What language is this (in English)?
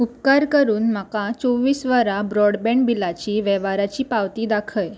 Konkani